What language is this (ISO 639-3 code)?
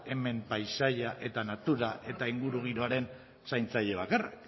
eus